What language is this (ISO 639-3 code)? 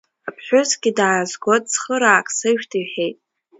abk